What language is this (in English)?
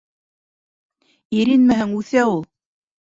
Bashkir